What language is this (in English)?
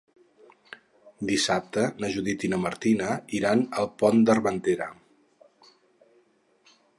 Catalan